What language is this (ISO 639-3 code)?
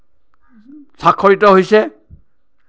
asm